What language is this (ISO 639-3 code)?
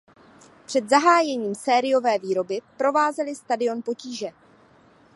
ces